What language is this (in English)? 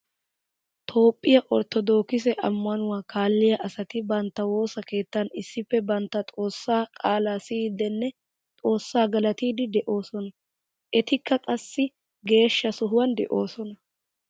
Wolaytta